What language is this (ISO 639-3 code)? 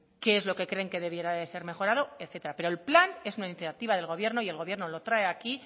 spa